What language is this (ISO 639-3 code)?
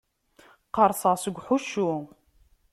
kab